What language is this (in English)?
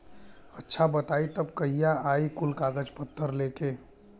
Bhojpuri